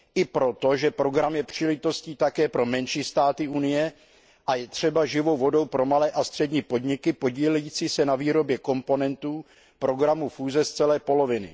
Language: Czech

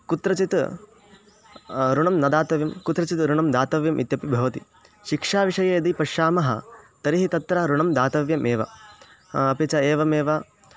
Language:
Sanskrit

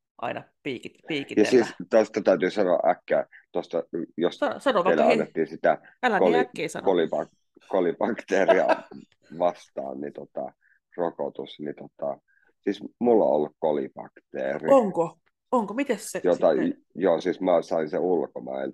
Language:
Finnish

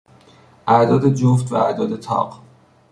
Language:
Persian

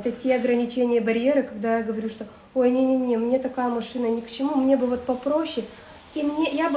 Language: Russian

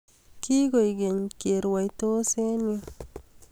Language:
Kalenjin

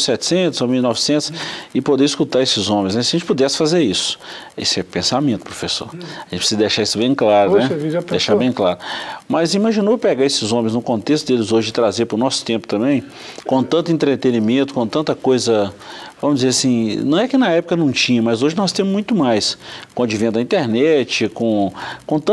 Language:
Portuguese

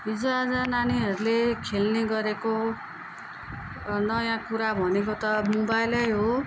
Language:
Nepali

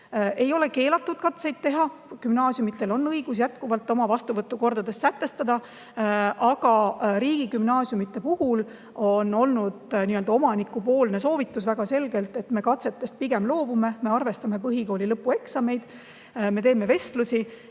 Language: Estonian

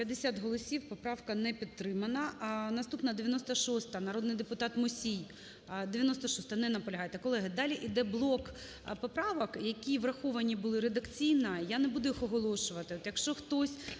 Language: Ukrainian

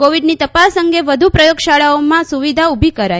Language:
Gujarati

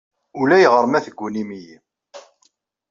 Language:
Kabyle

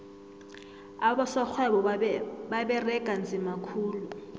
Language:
South Ndebele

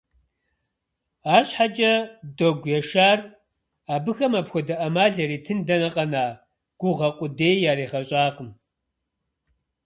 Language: Kabardian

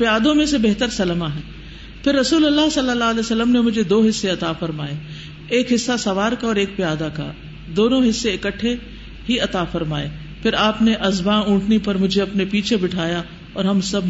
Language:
Urdu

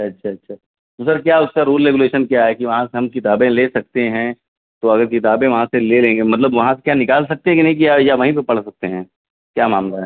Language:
Urdu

